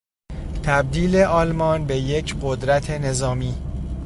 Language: Persian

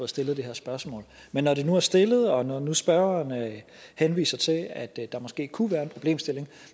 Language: Danish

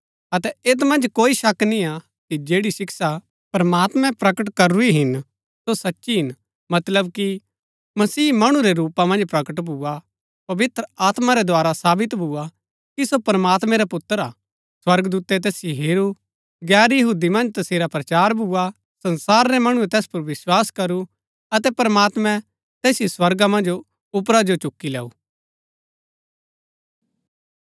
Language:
Gaddi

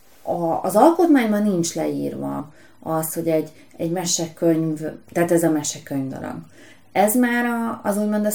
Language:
Hungarian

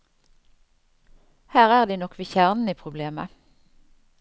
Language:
Norwegian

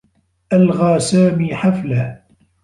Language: Arabic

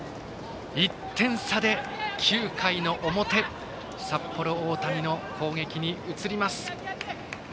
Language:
Japanese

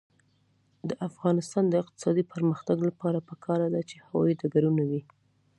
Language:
Pashto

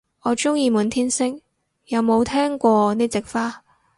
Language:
Cantonese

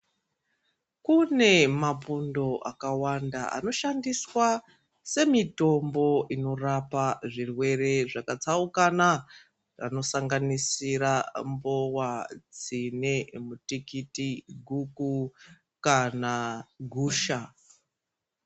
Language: Ndau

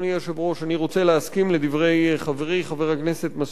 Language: Hebrew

